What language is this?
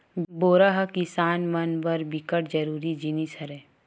Chhattisgarhi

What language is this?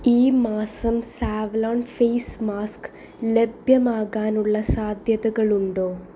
Malayalam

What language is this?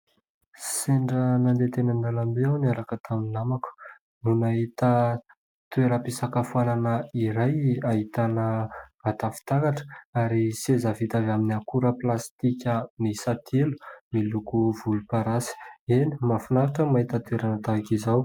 Malagasy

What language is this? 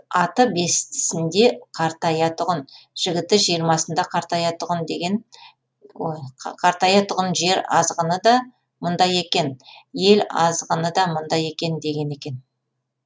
Kazakh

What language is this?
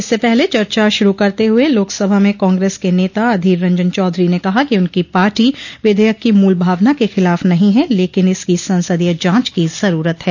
Hindi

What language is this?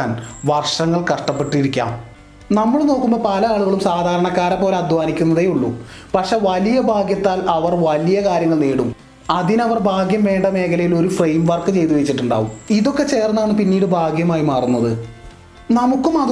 Malayalam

